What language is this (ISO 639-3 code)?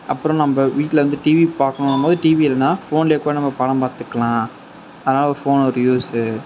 tam